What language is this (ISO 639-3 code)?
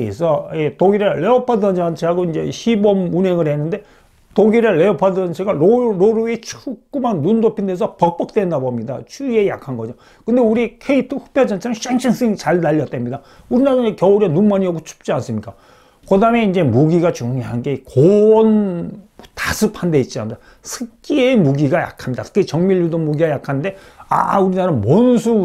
kor